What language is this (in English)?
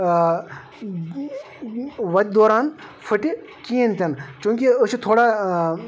Kashmiri